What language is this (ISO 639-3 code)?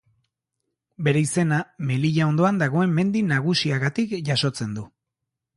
eus